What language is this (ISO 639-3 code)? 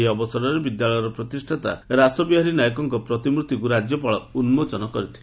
ori